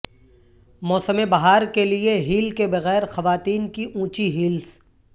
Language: Urdu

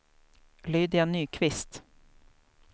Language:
Swedish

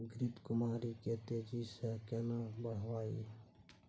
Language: Maithili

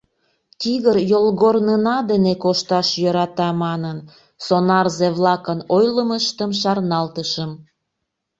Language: Mari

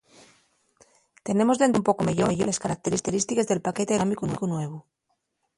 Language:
Asturian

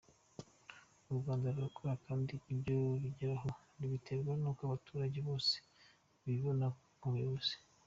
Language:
Kinyarwanda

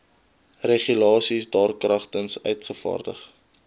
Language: Afrikaans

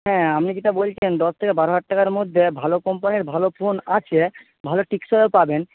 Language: Bangla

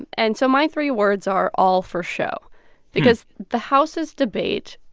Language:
English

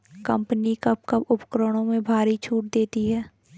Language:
Hindi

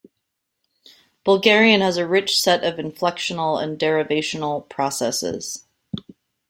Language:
English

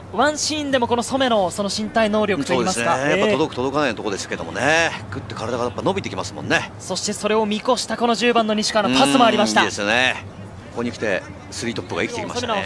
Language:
Japanese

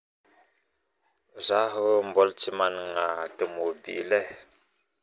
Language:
Northern Betsimisaraka Malagasy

